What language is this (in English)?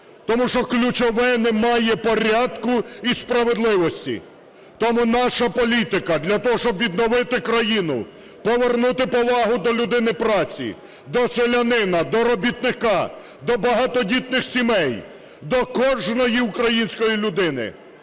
Ukrainian